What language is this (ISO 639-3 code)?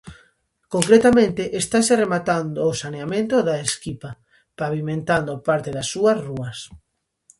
glg